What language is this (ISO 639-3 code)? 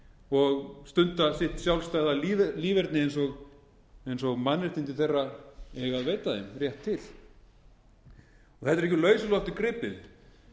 isl